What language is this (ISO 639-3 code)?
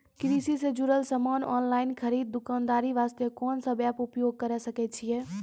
mai